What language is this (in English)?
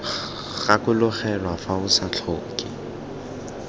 Tswana